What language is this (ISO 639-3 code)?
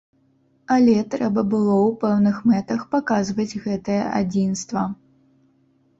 bel